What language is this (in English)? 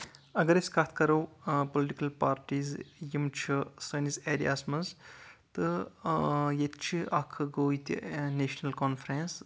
Kashmiri